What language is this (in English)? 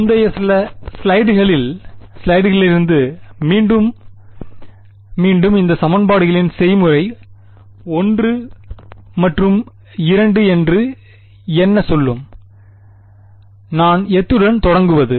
Tamil